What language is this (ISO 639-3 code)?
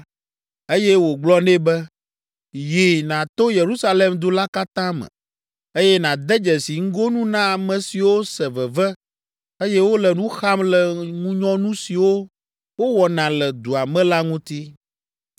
ewe